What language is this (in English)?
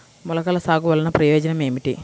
Telugu